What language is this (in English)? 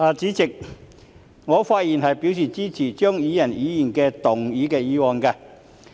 Cantonese